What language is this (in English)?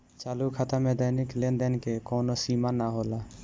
Bhojpuri